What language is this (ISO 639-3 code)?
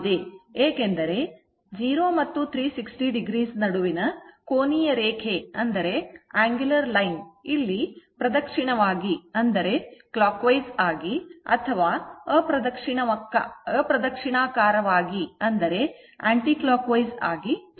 kan